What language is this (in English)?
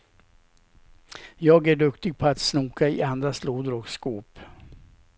Swedish